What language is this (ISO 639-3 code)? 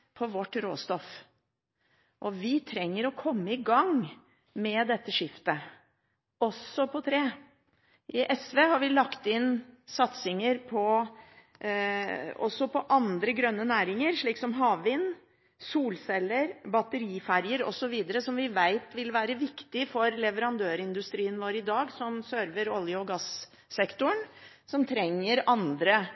nob